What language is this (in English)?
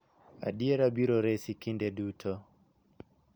Luo (Kenya and Tanzania)